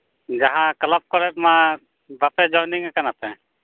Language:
Santali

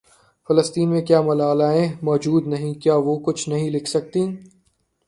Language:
Urdu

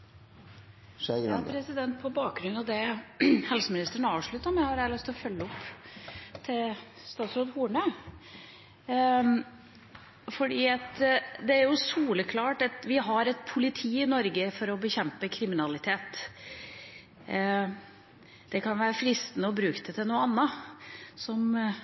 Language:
Norwegian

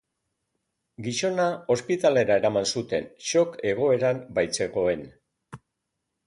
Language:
Basque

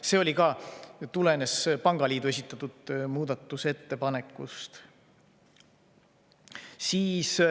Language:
Estonian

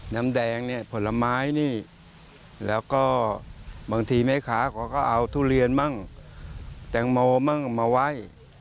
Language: Thai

